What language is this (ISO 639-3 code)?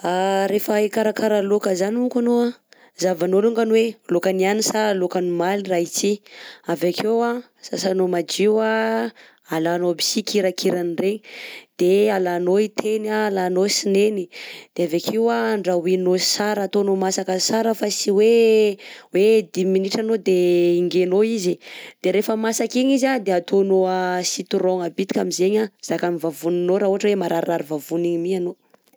bzc